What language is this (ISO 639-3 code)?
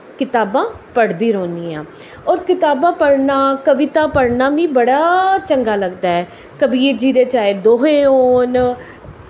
doi